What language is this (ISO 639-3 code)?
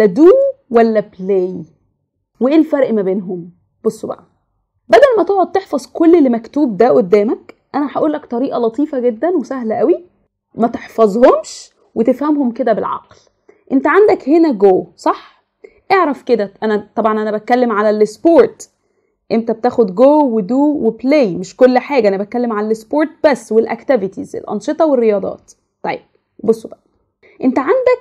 ara